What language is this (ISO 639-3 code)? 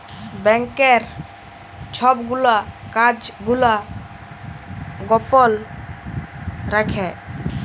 ben